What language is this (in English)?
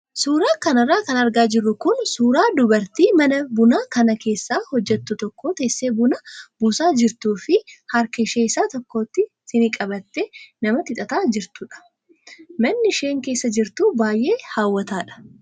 Oromo